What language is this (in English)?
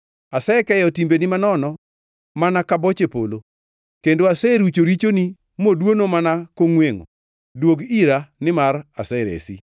Luo (Kenya and Tanzania)